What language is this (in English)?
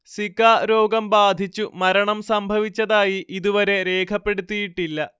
Malayalam